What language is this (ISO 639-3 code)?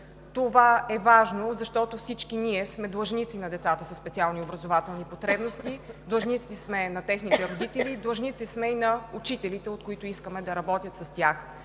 bul